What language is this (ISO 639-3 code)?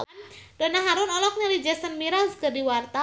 sun